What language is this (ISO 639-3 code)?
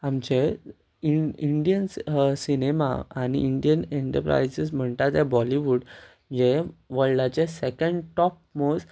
kok